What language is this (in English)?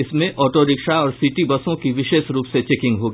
Hindi